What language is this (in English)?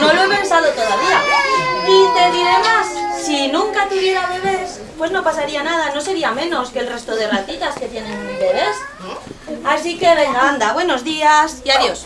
Spanish